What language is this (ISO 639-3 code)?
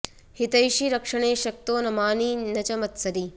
san